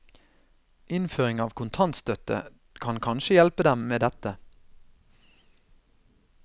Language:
Norwegian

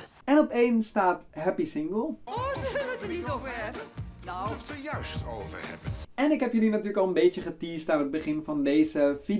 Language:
Dutch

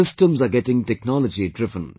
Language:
English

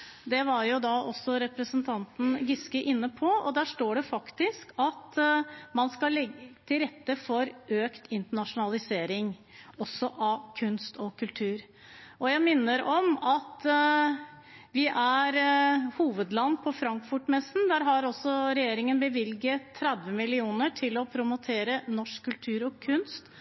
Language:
Norwegian Bokmål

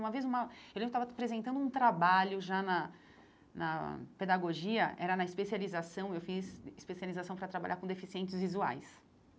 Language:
Portuguese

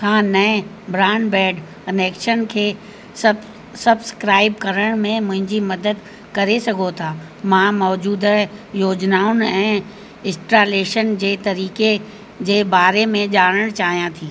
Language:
Sindhi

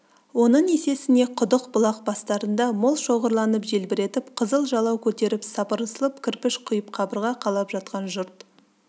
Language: Kazakh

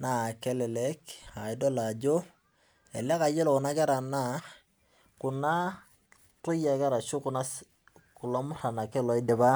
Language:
Masai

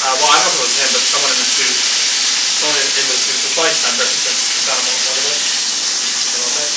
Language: English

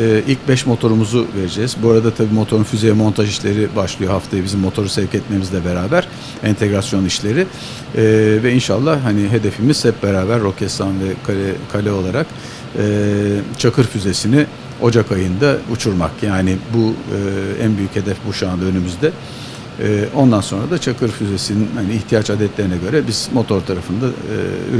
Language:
Turkish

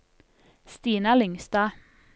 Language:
Norwegian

